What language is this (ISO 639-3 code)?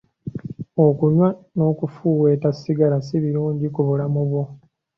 lug